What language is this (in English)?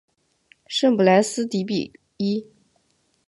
Chinese